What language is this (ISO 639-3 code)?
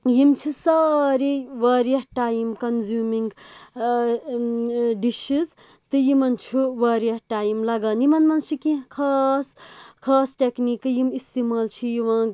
kas